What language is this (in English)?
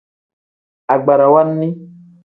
Tem